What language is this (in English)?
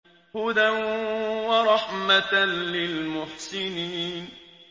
Arabic